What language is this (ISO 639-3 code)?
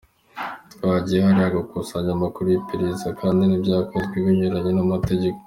kin